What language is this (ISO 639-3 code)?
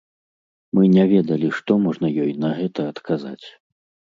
bel